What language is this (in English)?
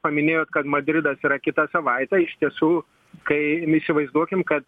Lithuanian